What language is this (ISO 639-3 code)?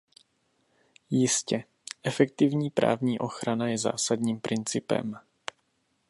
ces